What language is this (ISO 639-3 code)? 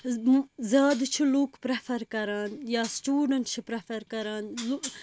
kas